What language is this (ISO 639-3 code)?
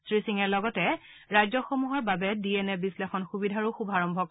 asm